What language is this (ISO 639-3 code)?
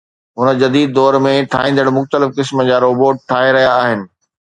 snd